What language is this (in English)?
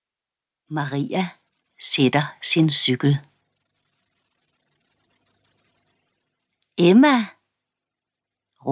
Danish